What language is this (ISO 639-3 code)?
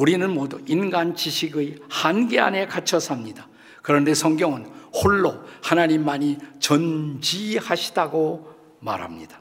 kor